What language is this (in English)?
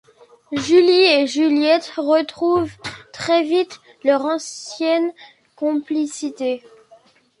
French